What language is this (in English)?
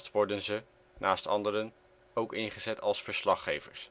Dutch